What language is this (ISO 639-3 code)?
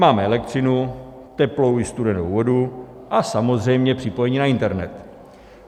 ces